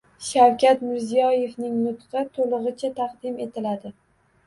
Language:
Uzbek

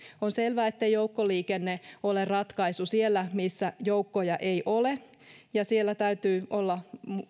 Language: Finnish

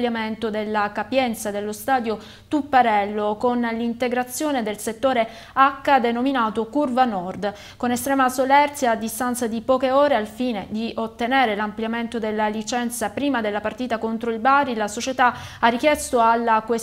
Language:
Italian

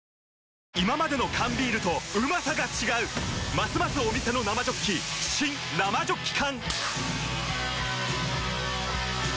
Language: Japanese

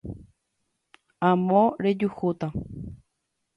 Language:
Guarani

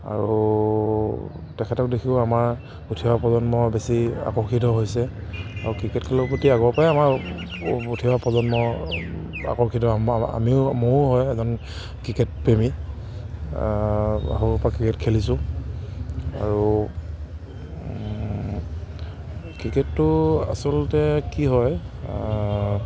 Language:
Assamese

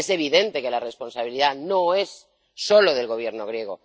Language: Spanish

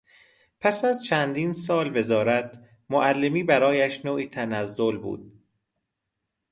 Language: Persian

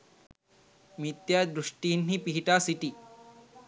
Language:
Sinhala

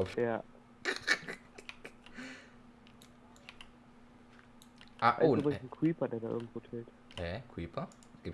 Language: German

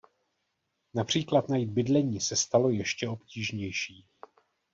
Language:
Czech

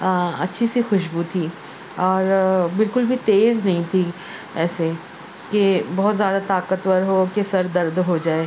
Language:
Urdu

